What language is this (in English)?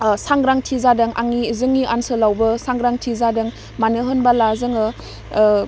Bodo